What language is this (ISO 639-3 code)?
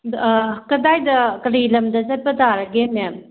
mni